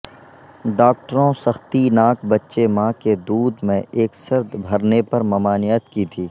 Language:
Urdu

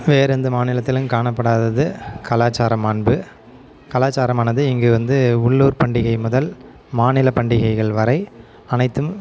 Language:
Tamil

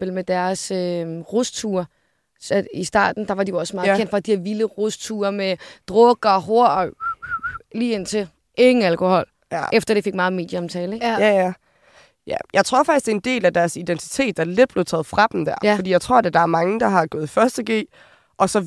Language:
Danish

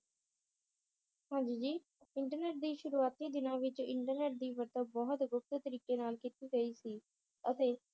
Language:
Punjabi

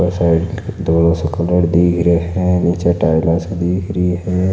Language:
Marwari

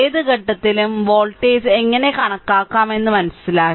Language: Malayalam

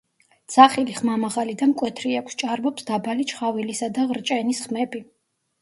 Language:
Georgian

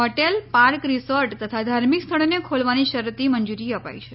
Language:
Gujarati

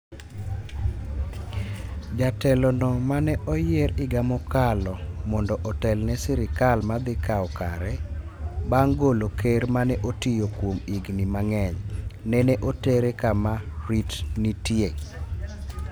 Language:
Luo (Kenya and Tanzania)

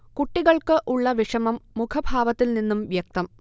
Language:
Malayalam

